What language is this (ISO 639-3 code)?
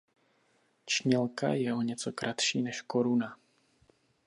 ces